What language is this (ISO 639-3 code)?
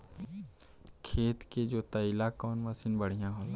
bho